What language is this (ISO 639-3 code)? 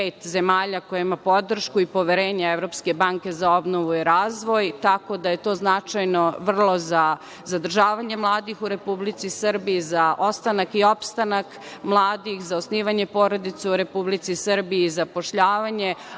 srp